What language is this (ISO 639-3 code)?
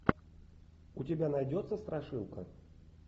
rus